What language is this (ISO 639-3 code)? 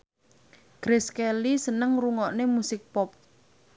jav